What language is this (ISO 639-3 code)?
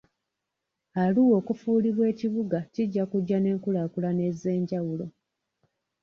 lug